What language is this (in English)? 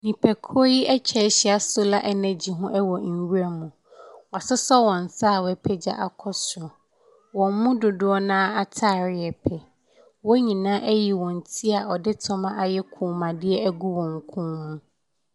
Akan